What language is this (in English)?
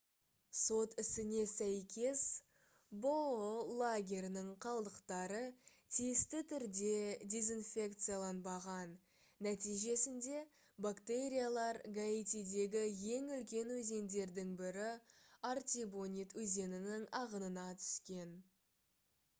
Kazakh